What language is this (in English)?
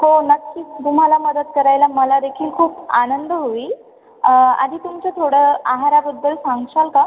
Marathi